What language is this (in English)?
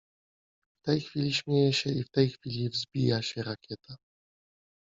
Polish